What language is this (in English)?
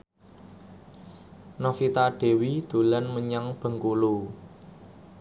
Javanese